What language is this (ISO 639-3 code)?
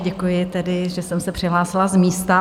ces